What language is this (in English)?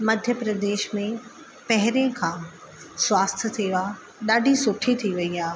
Sindhi